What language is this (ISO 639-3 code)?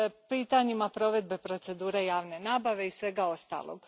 hrv